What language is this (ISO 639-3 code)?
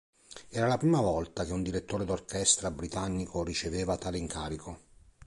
ita